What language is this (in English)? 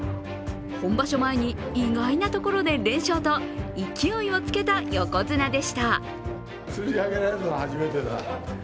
Japanese